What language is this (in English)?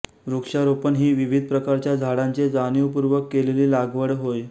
Marathi